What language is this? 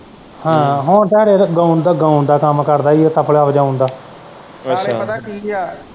Punjabi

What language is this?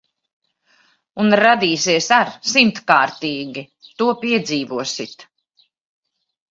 Latvian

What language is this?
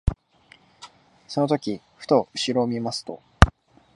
Japanese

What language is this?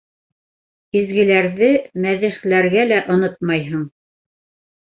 Bashkir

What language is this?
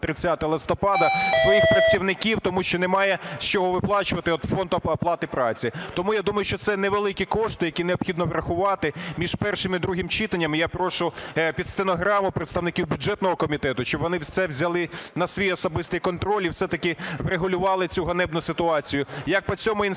Ukrainian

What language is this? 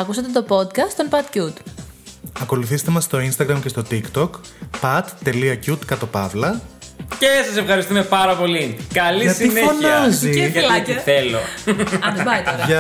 Greek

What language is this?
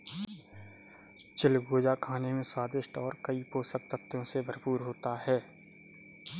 Hindi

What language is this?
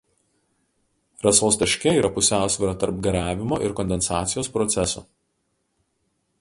Lithuanian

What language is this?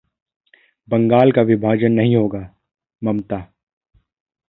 Hindi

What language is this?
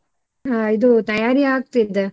Kannada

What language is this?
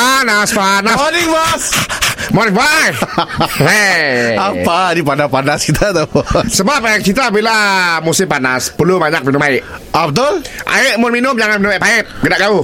Malay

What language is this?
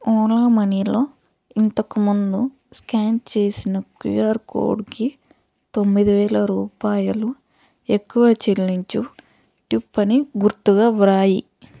Telugu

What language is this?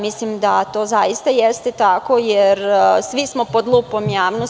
Serbian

